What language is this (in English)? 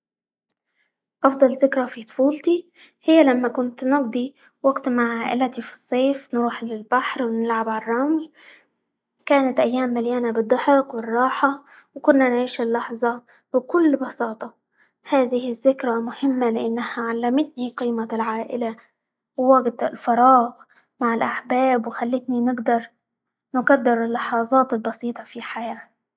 Libyan Arabic